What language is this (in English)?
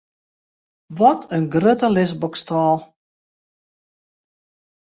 Western Frisian